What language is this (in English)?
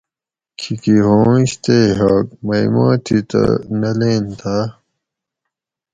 Gawri